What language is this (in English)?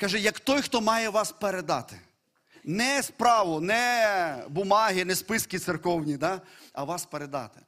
Ukrainian